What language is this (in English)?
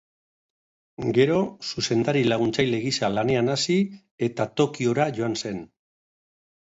Basque